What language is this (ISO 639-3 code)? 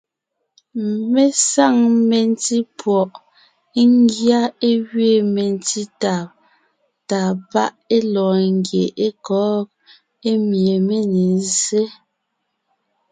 nnh